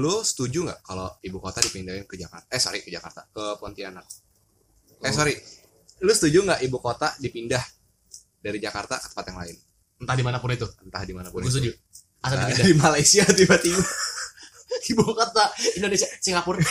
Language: Indonesian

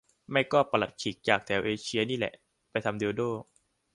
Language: Thai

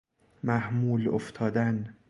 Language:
Persian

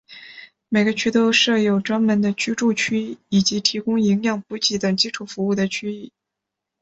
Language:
Chinese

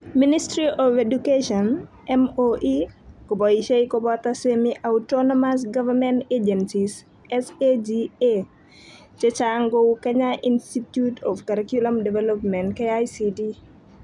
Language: Kalenjin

